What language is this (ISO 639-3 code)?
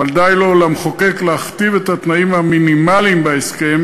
heb